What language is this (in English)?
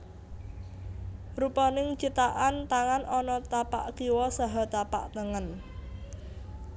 Javanese